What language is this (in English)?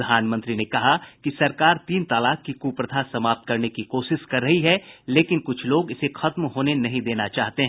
Hindi